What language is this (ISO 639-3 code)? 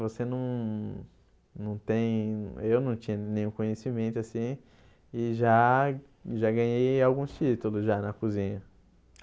por